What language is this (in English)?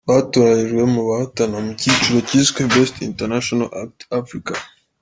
Kinyarwanda